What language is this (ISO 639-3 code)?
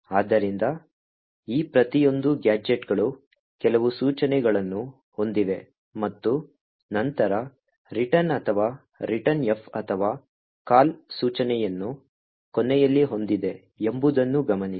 kan